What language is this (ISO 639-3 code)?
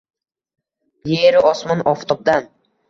uzb